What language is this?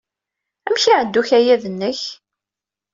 Kabyle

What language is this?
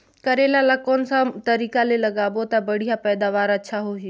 Chhattisgarhi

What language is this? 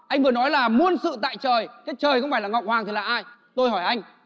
Vietnamese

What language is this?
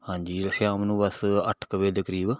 Punjabi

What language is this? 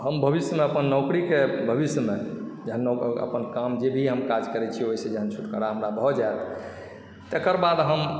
Maithili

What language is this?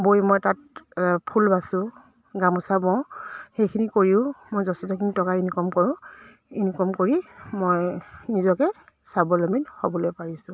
Assamese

